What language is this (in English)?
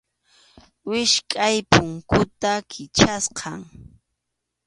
Arequipa-La Unión Quechua